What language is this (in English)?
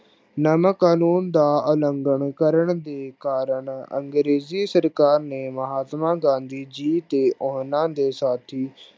Punjabi